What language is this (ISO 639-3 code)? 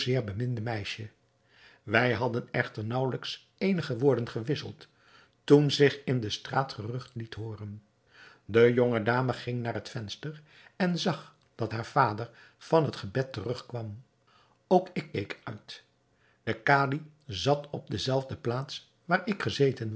nld